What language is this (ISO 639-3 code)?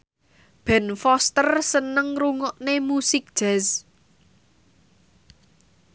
jav